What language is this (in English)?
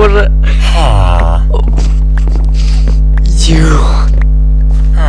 Russian